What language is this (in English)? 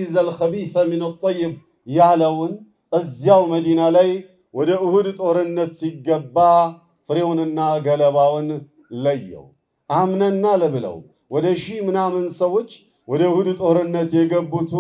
Arabic